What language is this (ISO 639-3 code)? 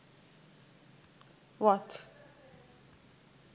sin